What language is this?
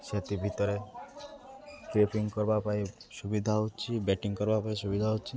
Odia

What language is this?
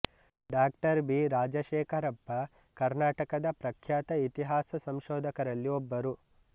Kannada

